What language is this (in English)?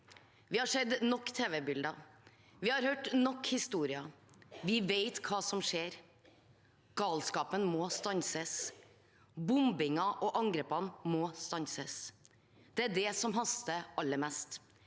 Norwegian